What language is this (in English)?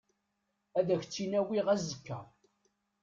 Kabyle